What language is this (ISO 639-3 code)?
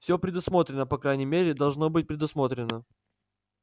rus